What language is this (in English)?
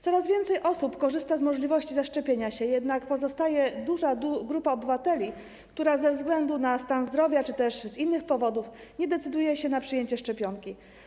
Polish